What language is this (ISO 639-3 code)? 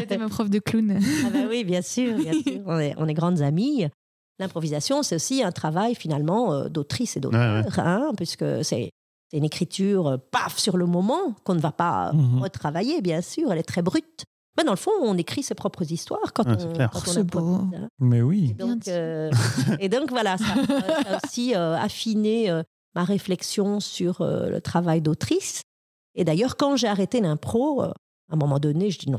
fra